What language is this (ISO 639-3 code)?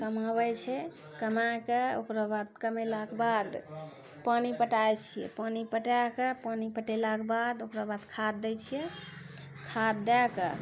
mai